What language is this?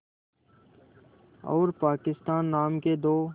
Hindi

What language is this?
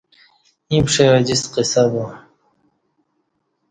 Kati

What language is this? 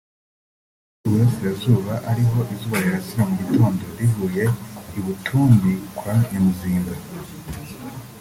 Kinyarwanda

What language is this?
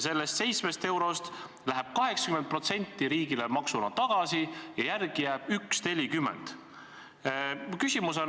Estonian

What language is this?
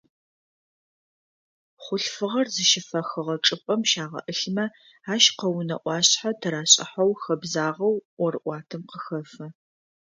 Adyghe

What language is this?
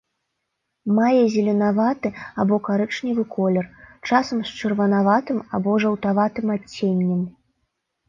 Belarusian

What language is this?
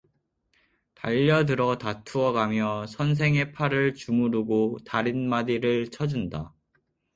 Korean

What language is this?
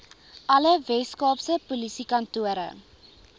Afrikaans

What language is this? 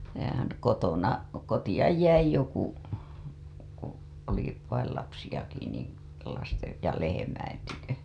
Finnish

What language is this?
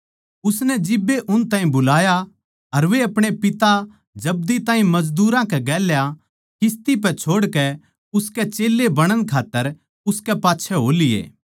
Haryanvi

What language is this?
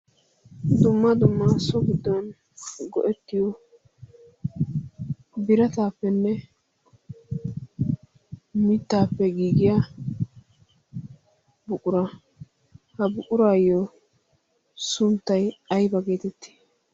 Wolaytta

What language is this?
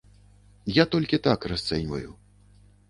Belarusian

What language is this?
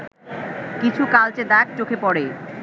Bangla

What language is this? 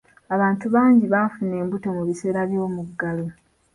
Ganda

